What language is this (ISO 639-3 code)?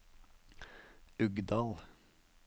nor